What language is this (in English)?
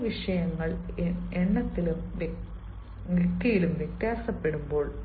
Malayalam